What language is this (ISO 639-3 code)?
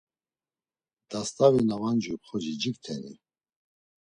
lzz